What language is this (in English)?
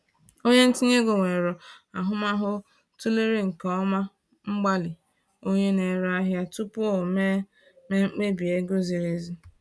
Igbo